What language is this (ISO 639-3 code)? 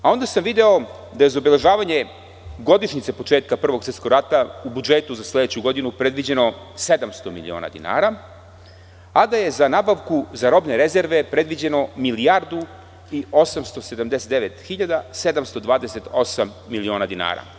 srp